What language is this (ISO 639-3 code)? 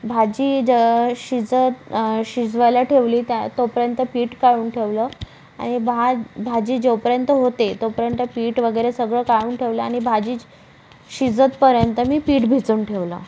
mar